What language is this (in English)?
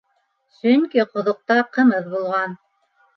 Bashkir